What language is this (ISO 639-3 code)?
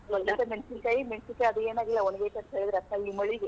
kan